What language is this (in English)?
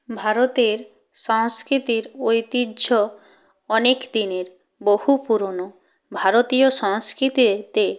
Bangla